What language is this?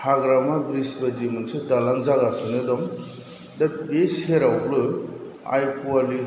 Bodo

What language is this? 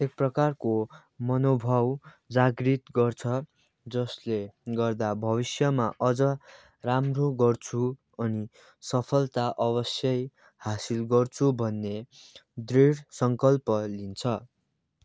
Nepali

